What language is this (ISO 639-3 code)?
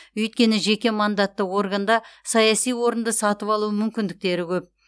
kaz